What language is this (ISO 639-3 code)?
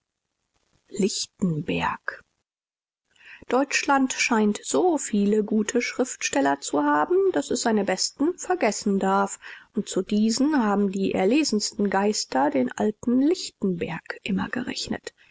deu